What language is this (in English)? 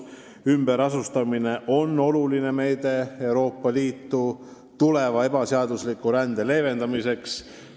Estonian